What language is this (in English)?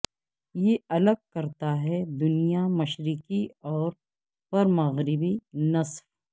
Urdu